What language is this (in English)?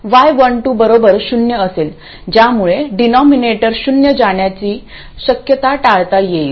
Marathi